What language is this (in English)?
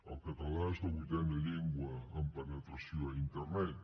Catalan